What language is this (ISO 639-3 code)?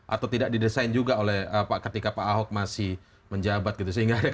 ind